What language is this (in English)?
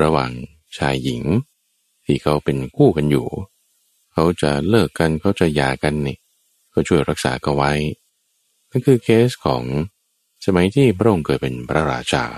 Thai